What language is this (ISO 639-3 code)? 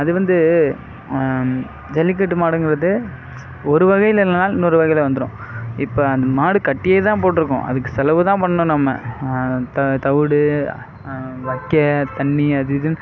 tam